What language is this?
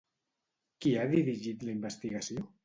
Catalan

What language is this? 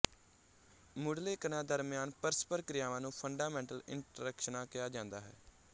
Punjabi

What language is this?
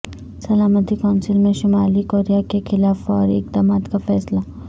Urdu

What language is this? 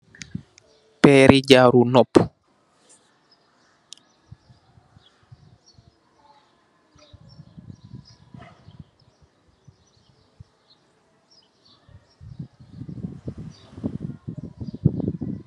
Wolof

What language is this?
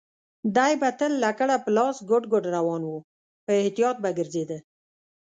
Pashto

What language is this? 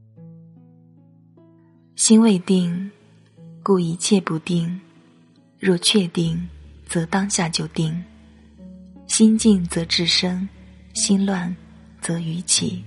Chinese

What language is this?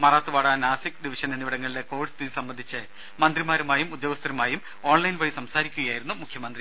Malayalam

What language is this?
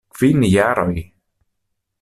Esperanto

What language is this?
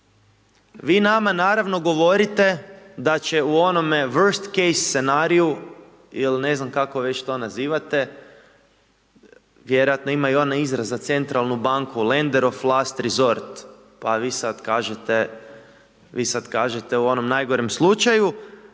Croatian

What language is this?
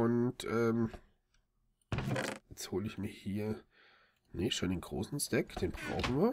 German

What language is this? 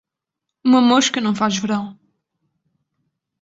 Portuguese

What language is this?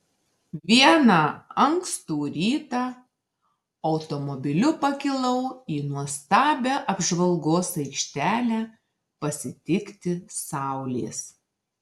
Lithuanian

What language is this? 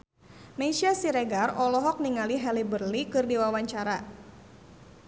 Sundanese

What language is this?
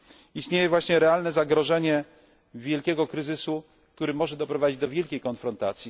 Polish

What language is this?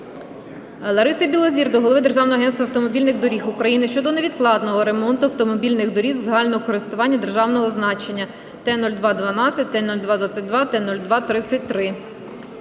Ukrainian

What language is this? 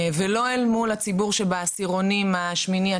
Hebrew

